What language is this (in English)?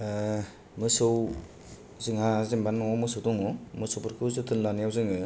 Bodo